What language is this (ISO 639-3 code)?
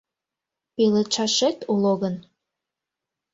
chm